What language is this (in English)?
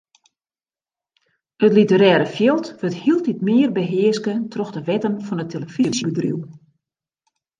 Western Frisian